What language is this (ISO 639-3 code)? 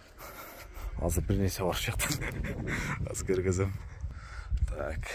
tur